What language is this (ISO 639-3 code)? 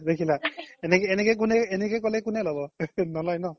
asm